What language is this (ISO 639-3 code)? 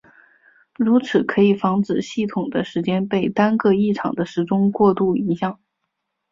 zho